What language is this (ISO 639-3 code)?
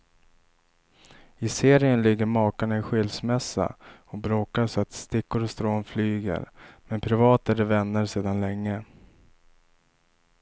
swe